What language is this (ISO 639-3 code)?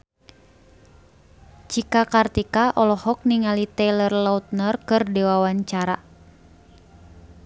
sun